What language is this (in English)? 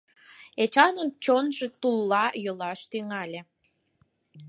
Mari